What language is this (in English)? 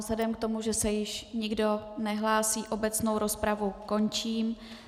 Czech